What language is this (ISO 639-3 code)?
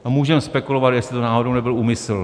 ces